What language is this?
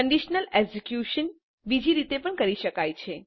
Gujarati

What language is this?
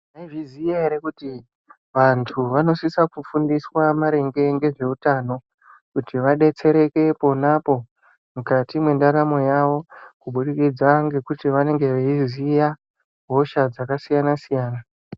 Ndau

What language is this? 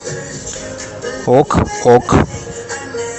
Russian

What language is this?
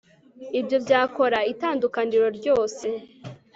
Kinyarwanda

